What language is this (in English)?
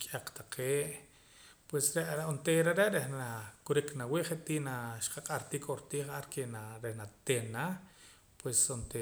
Poqomam